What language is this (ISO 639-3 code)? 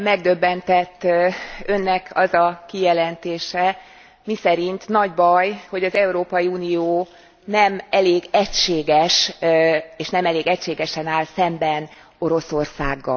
hun